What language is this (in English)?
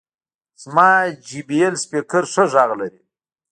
Pashto